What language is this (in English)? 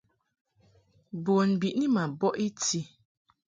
Mungaka